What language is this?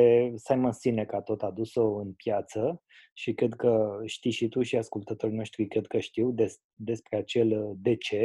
Romanian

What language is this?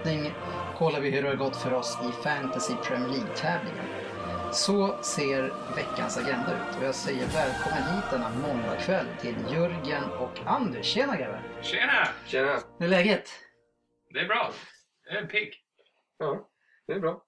Swedish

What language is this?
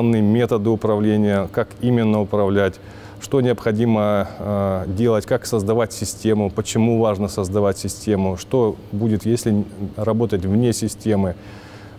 Russian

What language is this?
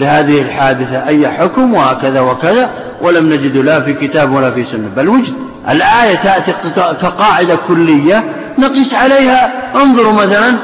Arabic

